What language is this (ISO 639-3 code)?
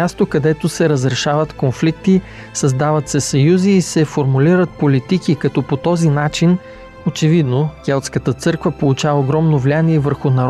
bul